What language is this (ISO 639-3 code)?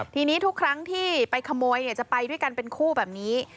tha